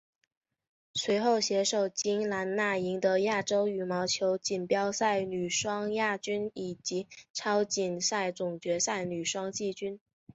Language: Chinese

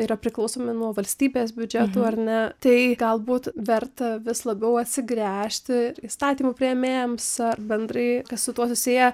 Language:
Lithuanian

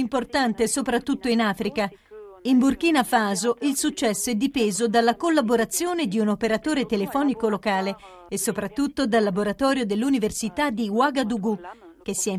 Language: Italian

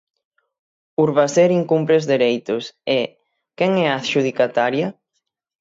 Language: Galician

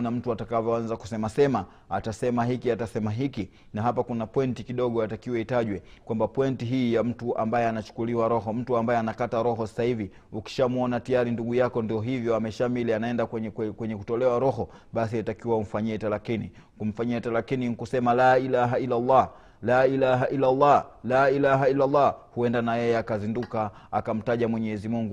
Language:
Swahili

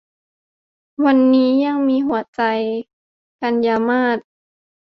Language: Thai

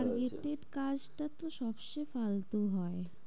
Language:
Bangla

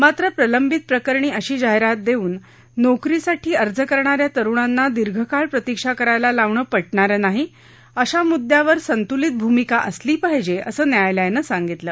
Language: Marathi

